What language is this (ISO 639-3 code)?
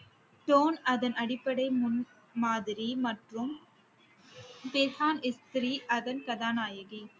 tam